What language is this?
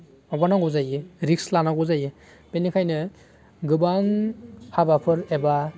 Bodo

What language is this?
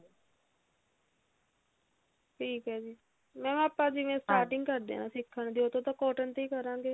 Punjabi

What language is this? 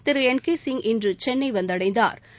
Tamil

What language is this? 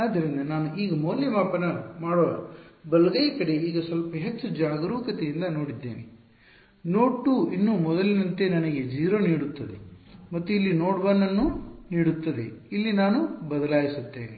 Kannada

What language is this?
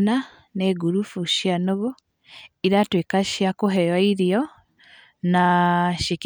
Kikuyu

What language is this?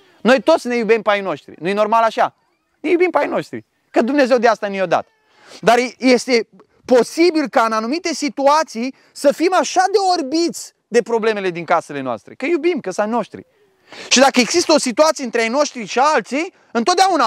Romanian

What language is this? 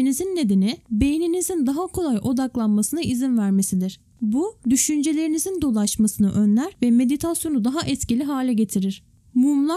Turkish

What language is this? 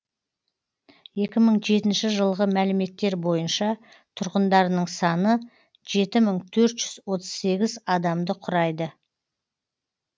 Kazakh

